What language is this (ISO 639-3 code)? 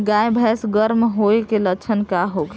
bho